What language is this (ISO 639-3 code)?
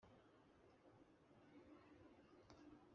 kin